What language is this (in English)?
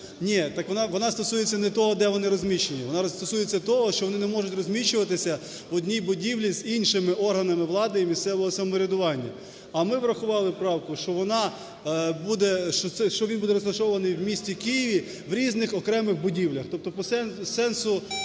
Ukrainian